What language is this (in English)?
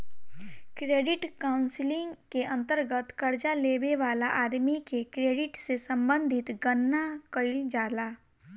Bhojpuri